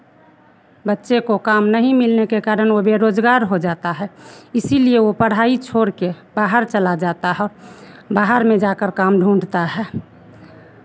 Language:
Hindi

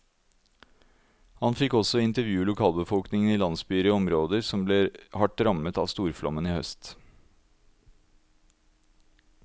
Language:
Norwegian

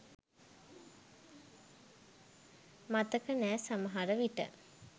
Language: Sinhala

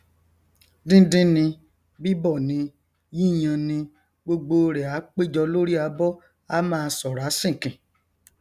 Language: Yoruba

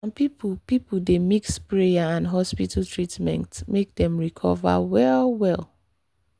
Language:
Nigerian Pidgin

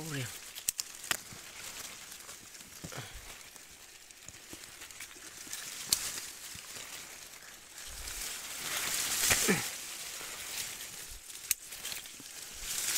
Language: Vietnamese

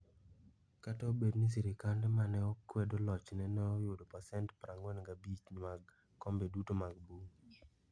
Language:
Luo (Kenya and Tanzania)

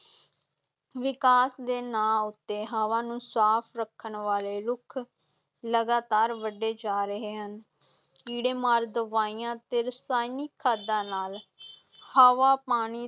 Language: Punjabi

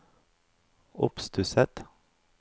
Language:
Norwegian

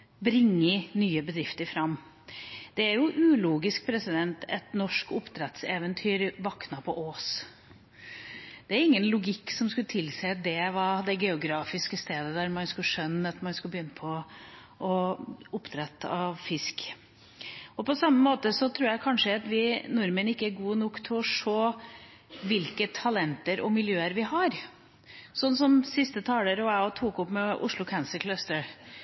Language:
Norwegian Bokmål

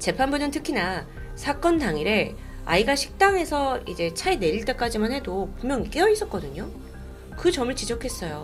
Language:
Korean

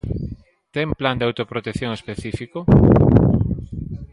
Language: Galician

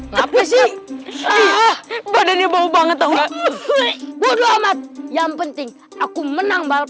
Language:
Indonesian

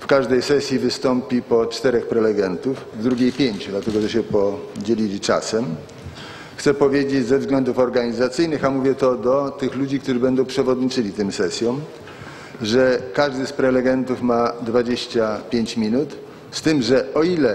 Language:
Polish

